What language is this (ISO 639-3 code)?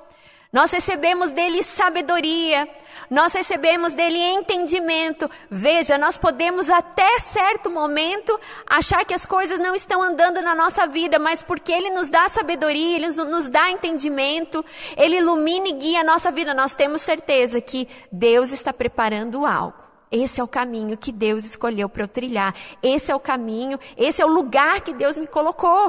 por